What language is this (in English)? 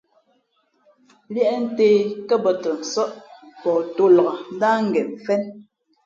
Fe'fe'